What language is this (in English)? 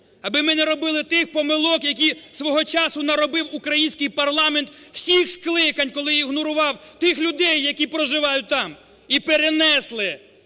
Ukrainian